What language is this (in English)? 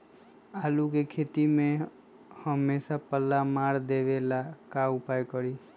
Magahi